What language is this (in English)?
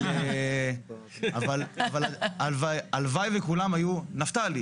Hebrew